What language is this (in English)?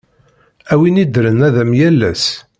Kabyle